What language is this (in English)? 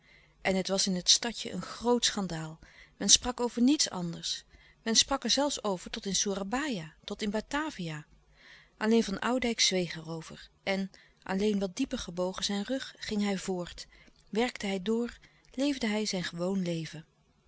Dutch